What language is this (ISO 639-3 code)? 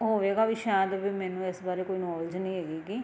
pan